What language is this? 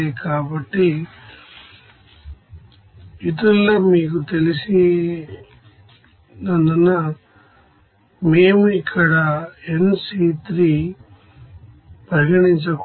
Telugu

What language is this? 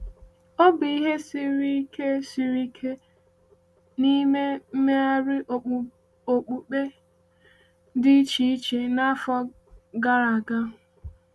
Igbo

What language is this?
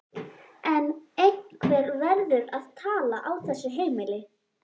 Icelandic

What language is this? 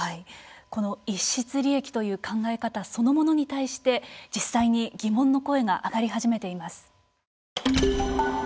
Japanese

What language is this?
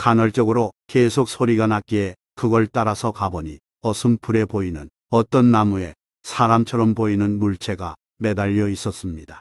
Korean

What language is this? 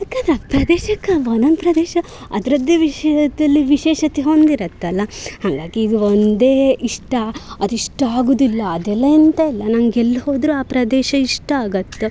Kannada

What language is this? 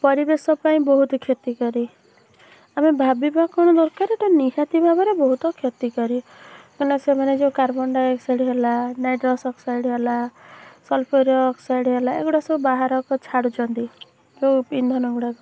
Odia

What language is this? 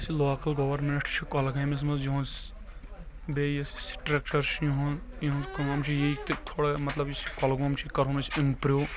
Kashmiri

